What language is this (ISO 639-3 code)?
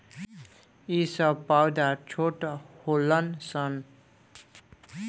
bho